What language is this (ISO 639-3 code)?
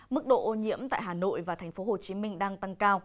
vie